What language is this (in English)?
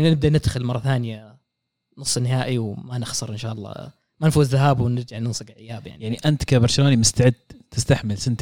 Arabic